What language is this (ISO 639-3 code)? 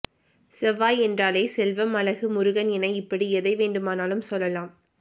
tam